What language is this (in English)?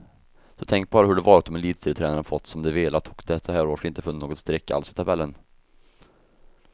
Swedish